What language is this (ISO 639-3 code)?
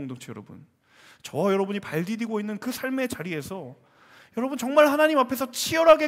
kor